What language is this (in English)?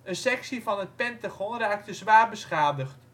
Dutch